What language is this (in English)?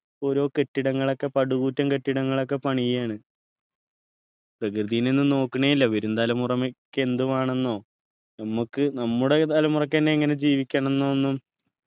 Malayalam